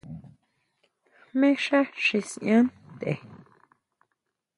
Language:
Huautla Mazatec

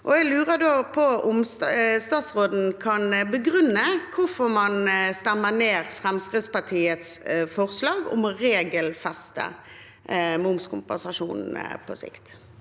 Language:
Norwegian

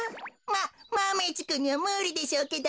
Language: Japanese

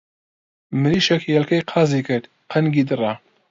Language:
Central Kurdish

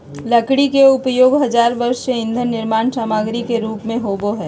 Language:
Magahi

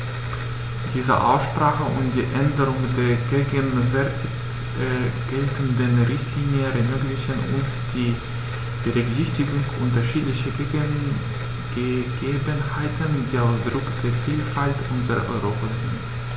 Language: German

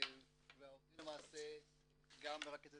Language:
Hebrew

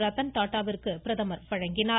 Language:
Tamil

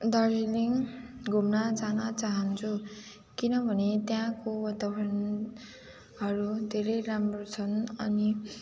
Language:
Nepali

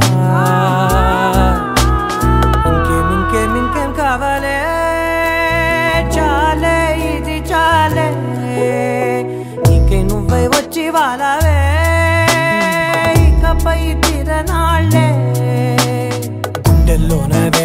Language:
Turkish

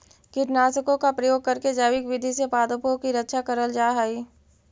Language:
Magahi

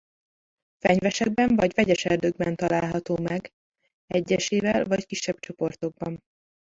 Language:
Hungarian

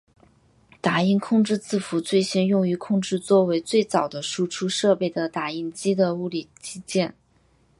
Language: Chinese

